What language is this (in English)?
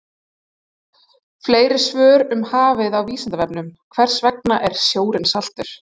Icelandic